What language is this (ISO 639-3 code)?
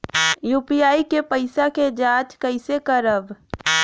bho